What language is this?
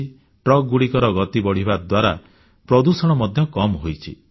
Odia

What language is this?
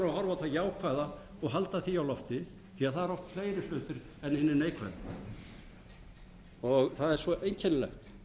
Icelandic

